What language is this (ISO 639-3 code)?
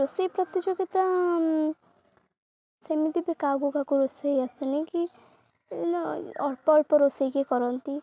ori